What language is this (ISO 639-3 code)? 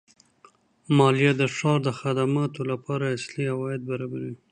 pus